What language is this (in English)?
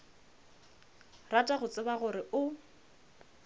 Northern Sotho